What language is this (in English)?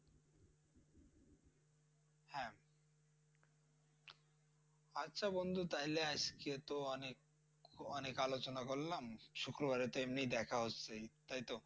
Bangla